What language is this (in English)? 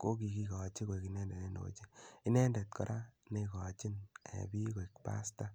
Kalenjin